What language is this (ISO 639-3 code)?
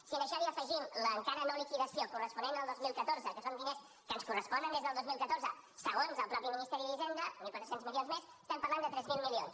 cat